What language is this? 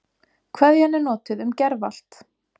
Icelandic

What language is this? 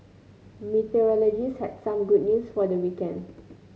English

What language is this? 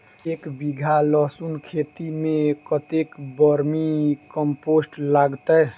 Maithili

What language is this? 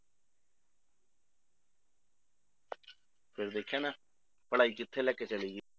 Punjabi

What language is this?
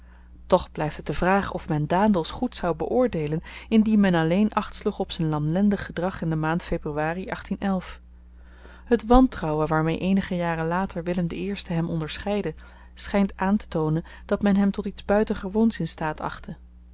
Dutch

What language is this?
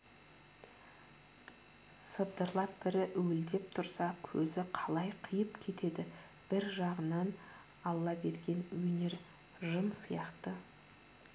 Kazakh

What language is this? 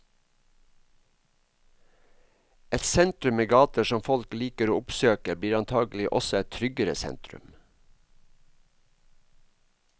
Norwegian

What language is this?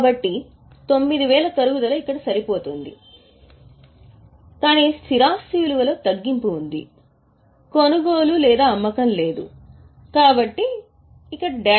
Telugu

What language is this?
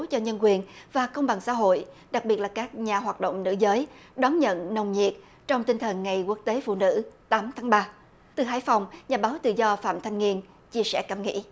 Vietnamese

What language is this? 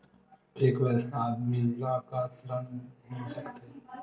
Chhattisgarhi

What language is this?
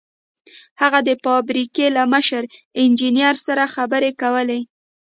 Pashto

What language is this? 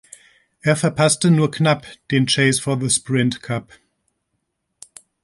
German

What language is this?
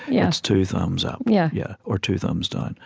English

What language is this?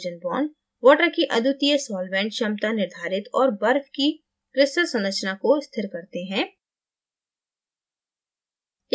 Hindi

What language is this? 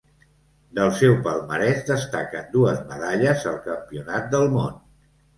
Catalan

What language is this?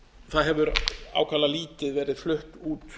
Icelandic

